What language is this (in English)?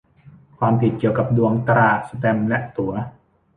Thai